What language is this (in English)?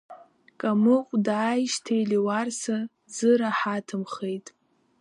Abkhazian